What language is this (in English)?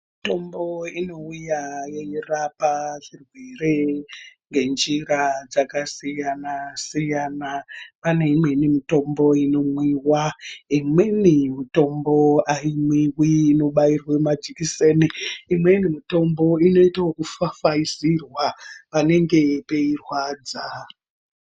Ndau